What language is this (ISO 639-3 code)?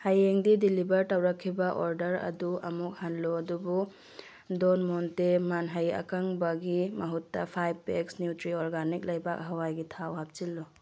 mni